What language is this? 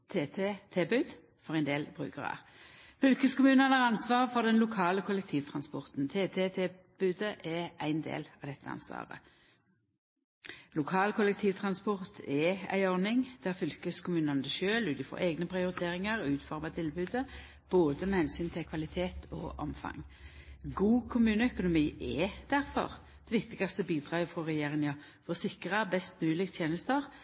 Norwegian Nynorsk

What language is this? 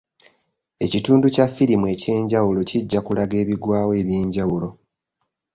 Ganda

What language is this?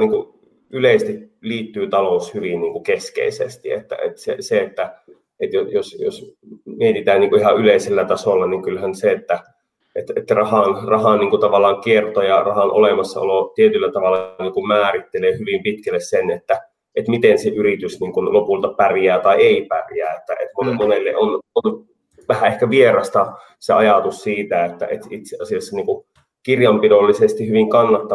Finnish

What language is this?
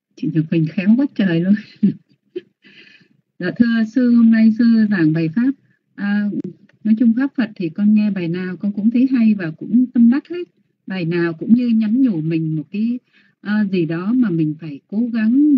Vietnamese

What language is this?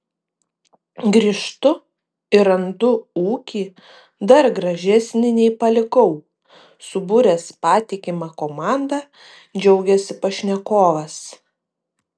Lithuanian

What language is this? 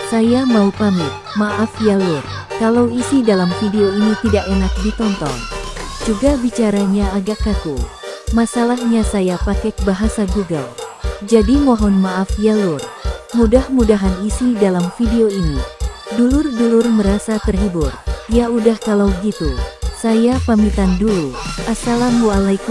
Indonesian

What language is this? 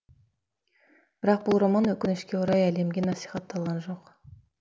Kazakh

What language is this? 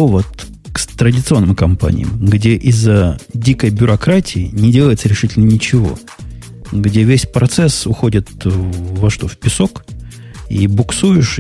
Russian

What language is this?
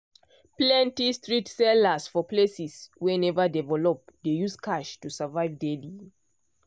Nigerian Pidgin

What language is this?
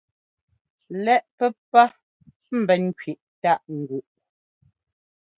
Ngomba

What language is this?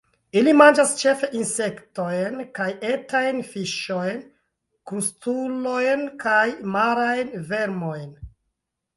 Esperanto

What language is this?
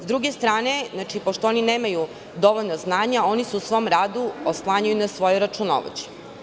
Serbian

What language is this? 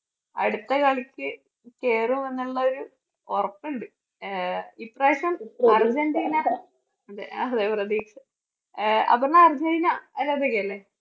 Malayalam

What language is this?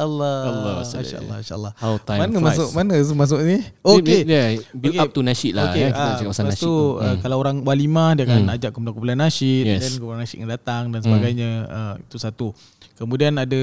Malay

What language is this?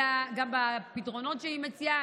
Hebrew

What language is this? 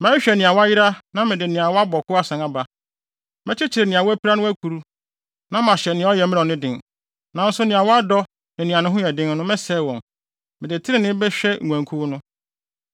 Akan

